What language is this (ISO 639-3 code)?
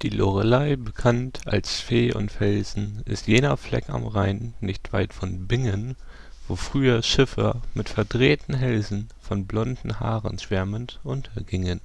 deu